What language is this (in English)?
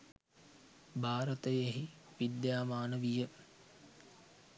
Sinhala